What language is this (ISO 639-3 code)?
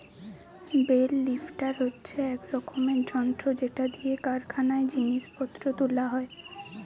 ben